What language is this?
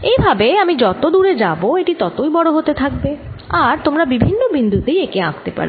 Bangla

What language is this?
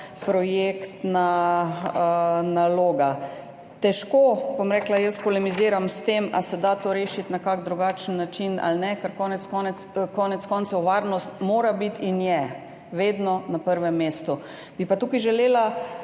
Slovenian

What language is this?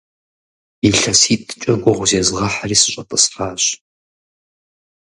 Kabardian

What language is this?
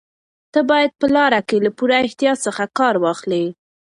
Pashto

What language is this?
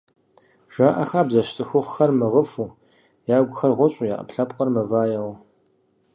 Kabardian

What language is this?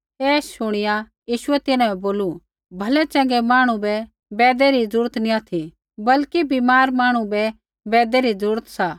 Kullu Pahari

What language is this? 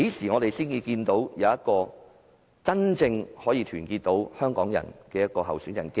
Cantonese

